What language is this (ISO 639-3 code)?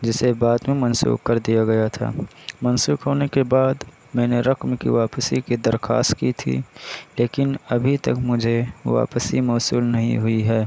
urd